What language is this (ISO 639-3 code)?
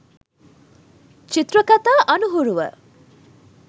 sin